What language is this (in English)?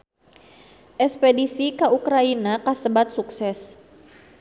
Sundanese